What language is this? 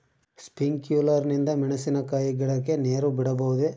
Kannada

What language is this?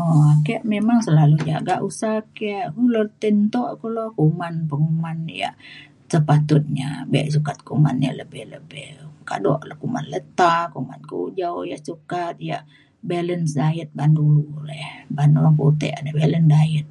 Mainstream Kenyah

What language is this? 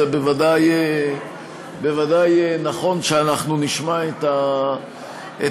Hebrew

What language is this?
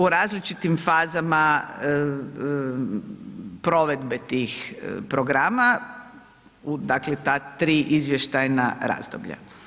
Croatian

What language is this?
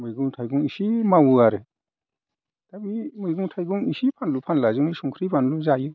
Bodo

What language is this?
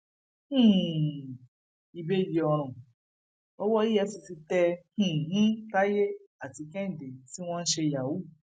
Yoruba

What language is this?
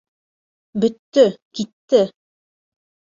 Bashkir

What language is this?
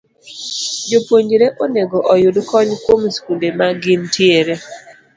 Luo (Kenya and Tanzania)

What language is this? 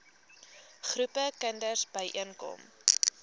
Afrikaans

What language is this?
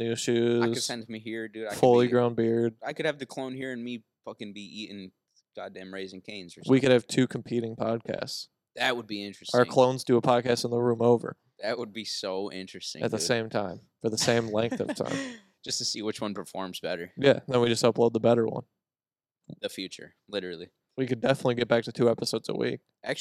English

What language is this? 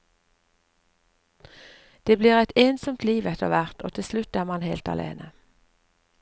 Norwegian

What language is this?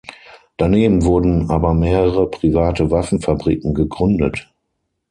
German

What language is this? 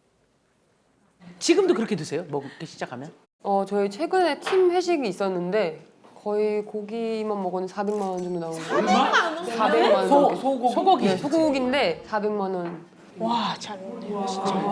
Korean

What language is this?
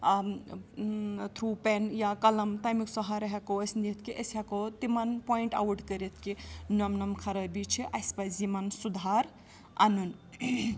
Kashmiri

